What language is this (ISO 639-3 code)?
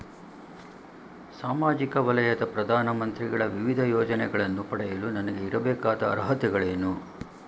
kan